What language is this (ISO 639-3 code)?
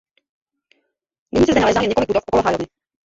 ces